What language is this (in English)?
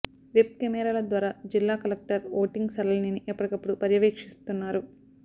Telugu